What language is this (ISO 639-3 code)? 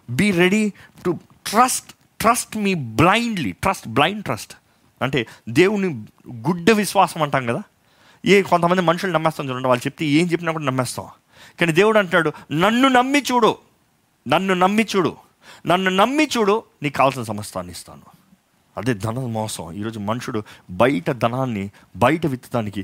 tel